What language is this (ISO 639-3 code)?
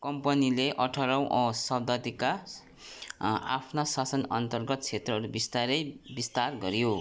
nep